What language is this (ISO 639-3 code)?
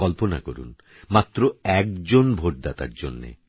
ben